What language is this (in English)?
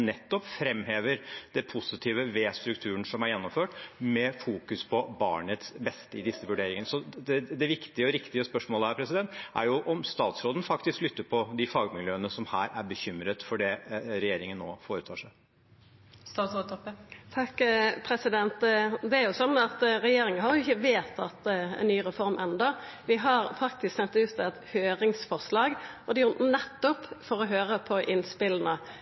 Norwegian